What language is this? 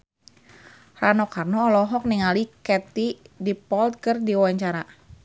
Sundanese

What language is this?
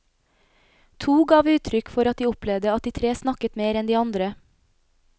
Norwegian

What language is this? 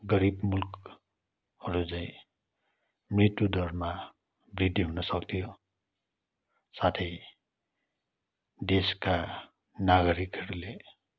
Nepali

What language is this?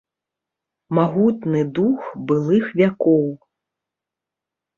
Belarusian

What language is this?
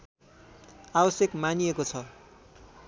Nepali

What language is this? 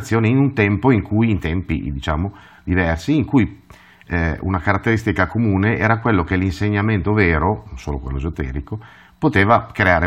Italian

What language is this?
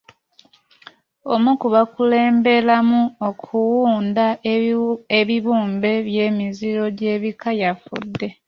Ganda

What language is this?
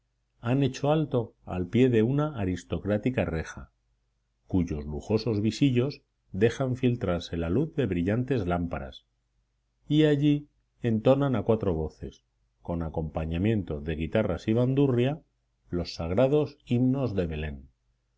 Spanish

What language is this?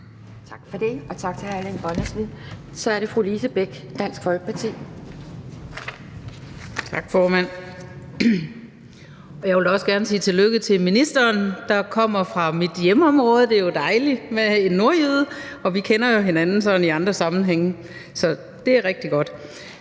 Danish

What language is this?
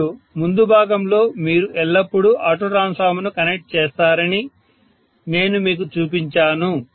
Telugu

